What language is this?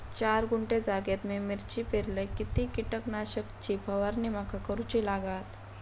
Marathi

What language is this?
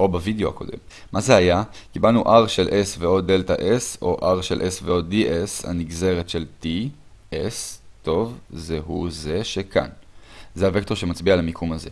Hebrew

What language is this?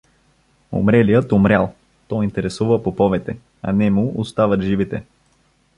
Bulgarian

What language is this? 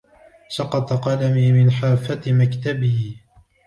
Arabic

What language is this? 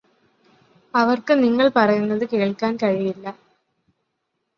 Malayalam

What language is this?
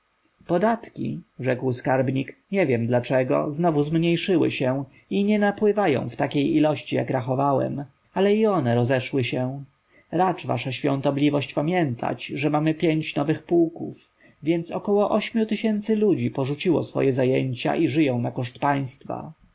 Polish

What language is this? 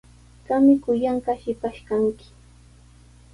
Sihuas Ancash Quechua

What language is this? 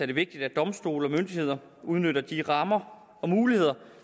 Danish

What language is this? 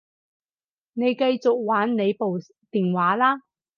Cantonese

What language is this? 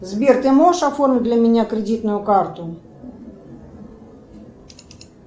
Russian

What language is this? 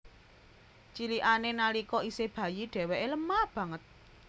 Javanese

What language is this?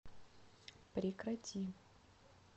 Russian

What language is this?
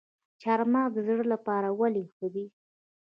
Pashto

